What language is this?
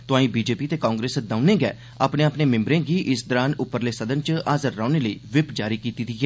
Dogri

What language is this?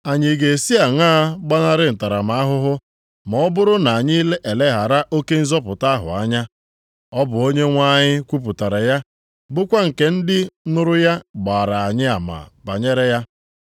Igbo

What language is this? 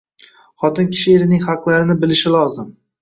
Uzbek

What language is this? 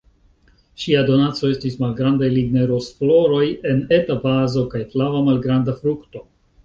Esperanto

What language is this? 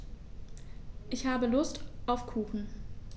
German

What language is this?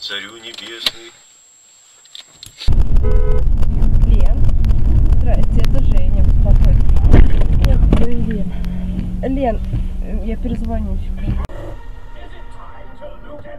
Russian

